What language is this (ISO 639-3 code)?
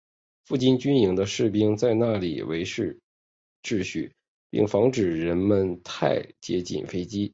zho